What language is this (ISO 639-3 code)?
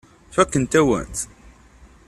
kab